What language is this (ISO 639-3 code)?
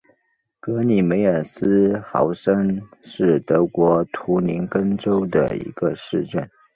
zho